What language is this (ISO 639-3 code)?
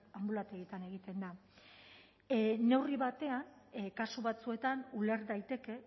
eus